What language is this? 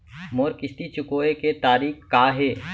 Chhattisgarhi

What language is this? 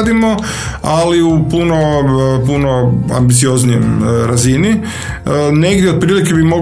Croatian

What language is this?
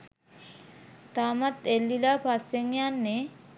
Sinhala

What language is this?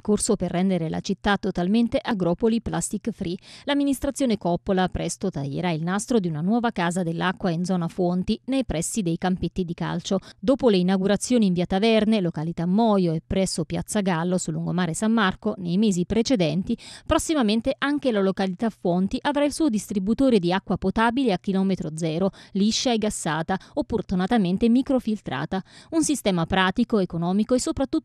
Italian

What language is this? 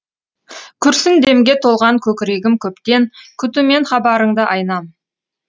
Kazakh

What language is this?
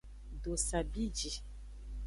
Aja (Benin)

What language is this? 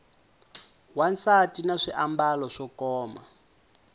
Tsonga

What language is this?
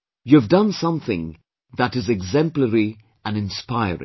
English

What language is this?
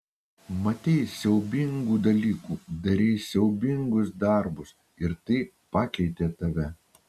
Lithuanian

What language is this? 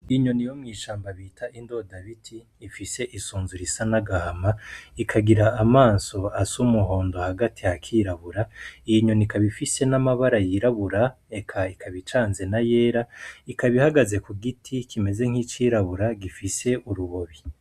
Rundi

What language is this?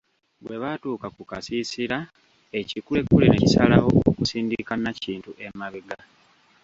Ganda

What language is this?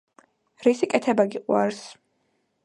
Georgian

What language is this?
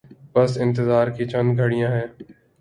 Urdu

